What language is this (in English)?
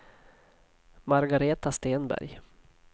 Swedish